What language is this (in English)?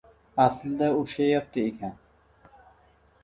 Uzbek